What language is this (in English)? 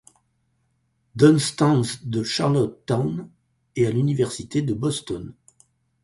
French